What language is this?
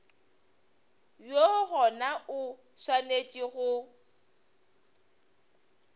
Northern Sotho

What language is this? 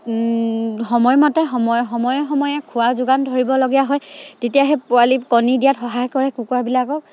Assamese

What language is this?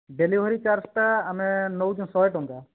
Odia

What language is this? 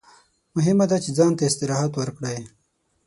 Pashto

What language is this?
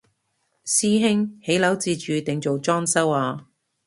Cantonese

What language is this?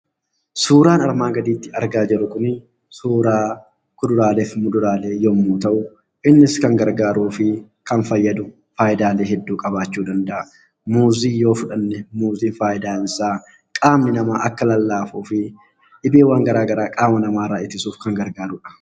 Oromo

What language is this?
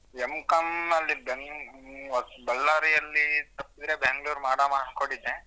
Kannada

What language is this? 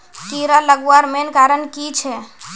Magahi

